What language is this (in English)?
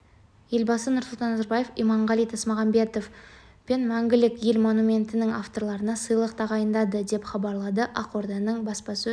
Kazakh